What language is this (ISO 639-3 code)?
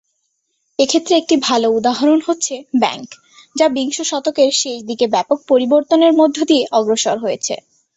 ben